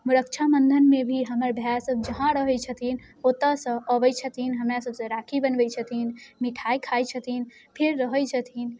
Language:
Maithili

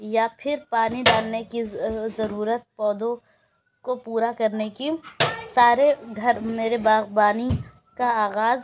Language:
Urdu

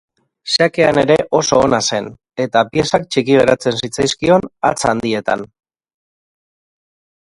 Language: Basque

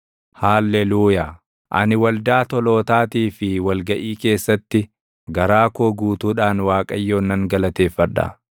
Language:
Oromo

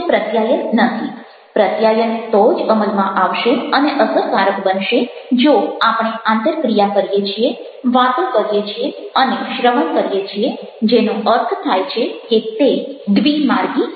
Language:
Gujarati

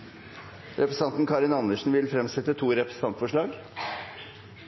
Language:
Norwegian Nynorsk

